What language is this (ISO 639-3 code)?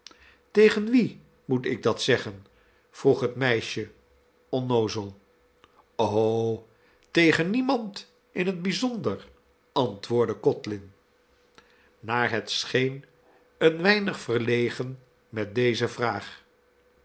nld